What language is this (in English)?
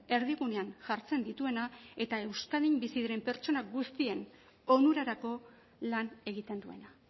Basque